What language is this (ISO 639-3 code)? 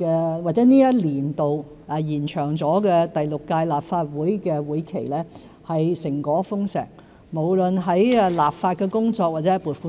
yue